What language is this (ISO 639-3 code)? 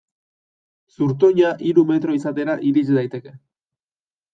eus